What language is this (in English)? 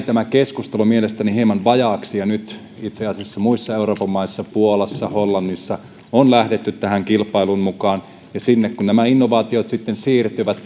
Finnish